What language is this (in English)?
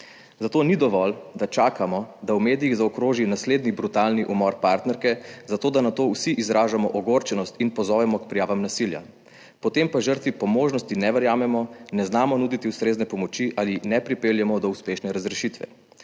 Slovenian